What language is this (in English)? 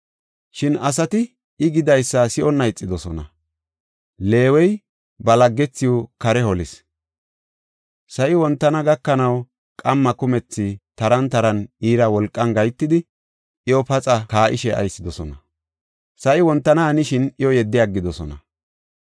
Gofa